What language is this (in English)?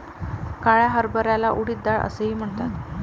Marathi